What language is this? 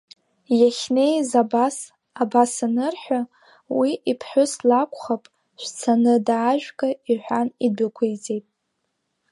Abkhazian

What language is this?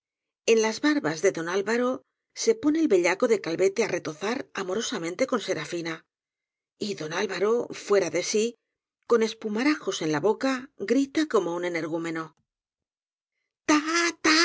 Spanish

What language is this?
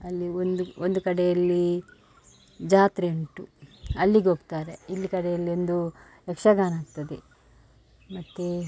Kannada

